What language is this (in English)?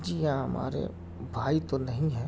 Urdu